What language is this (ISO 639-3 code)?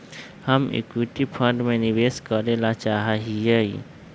mag